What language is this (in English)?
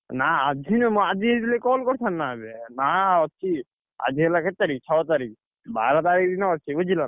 Odia